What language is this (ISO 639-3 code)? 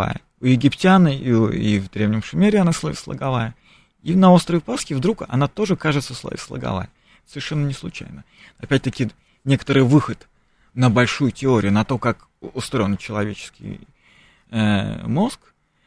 rus